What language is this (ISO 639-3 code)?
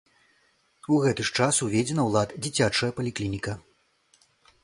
bel